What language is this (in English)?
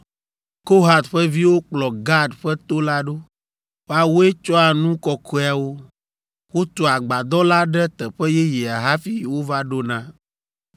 Ewe